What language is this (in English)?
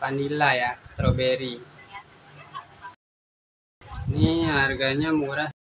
Indonesian